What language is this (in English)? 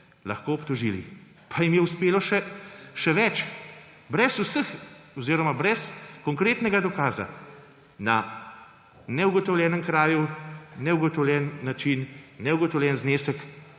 Slovenian